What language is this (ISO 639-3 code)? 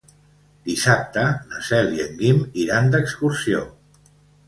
cat